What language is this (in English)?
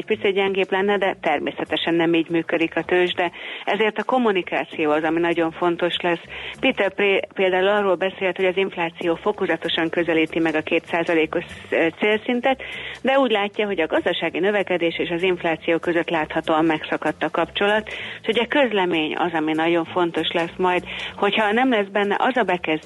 Hungarian